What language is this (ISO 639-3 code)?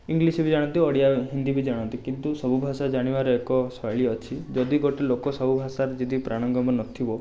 ori